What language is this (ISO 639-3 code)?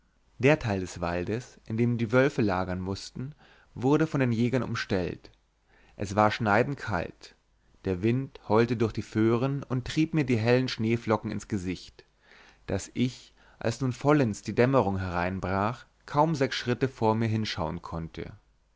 deu